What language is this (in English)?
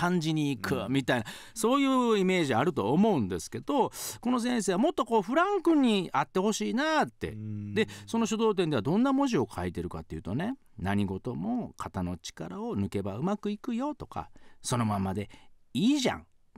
Japanese